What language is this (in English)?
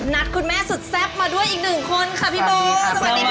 Thai